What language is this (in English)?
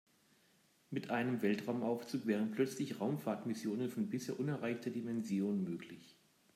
German